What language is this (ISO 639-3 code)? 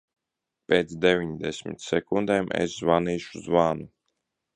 lav